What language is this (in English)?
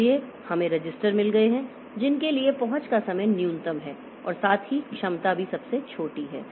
Hindi